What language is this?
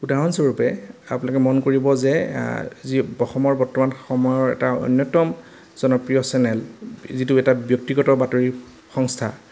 Assamese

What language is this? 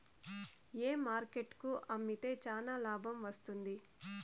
Telugu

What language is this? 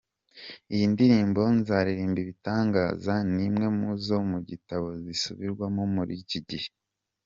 Kinyarwanda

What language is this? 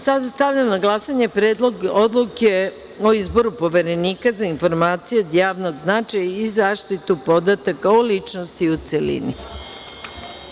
Serbian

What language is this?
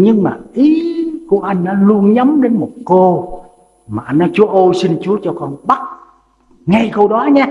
Vietnamese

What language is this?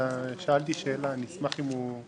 Hebrew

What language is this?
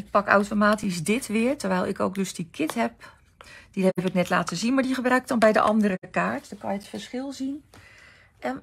Dutch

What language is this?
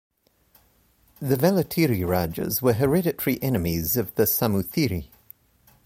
English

